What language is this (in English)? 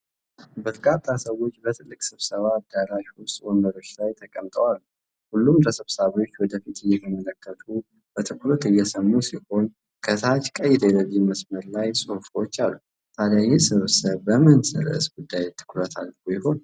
Amharic